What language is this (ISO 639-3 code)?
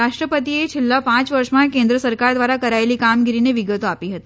guj